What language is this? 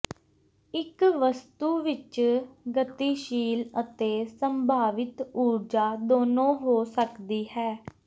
Punjabi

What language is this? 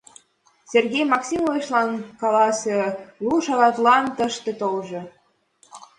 Mari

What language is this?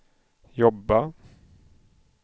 Swedish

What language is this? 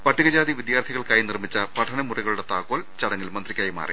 Malayalam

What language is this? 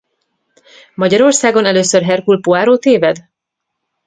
Hungarian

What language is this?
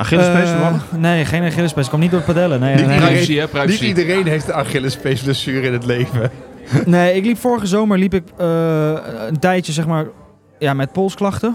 Dutch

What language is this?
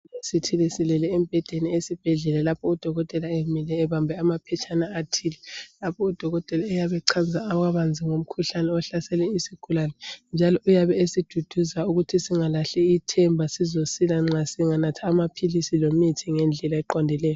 North Ndebele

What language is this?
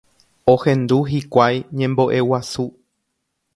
Guarani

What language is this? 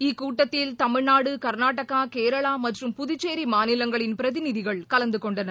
Tamil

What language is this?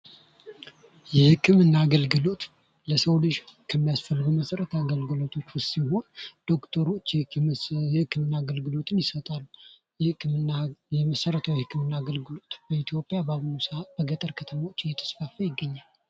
Amharic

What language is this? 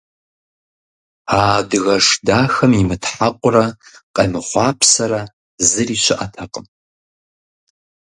Kabardian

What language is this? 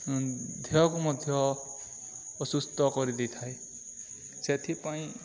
Odia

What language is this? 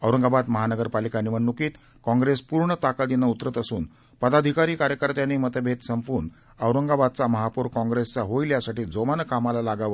Marathi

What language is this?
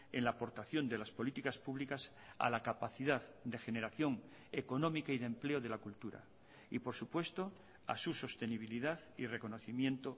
Spanish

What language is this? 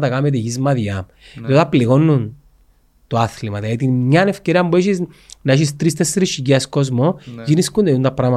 Greek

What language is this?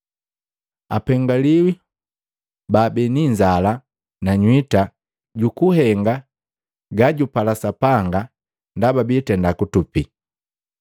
Matengo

